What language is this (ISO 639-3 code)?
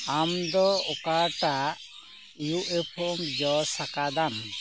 sat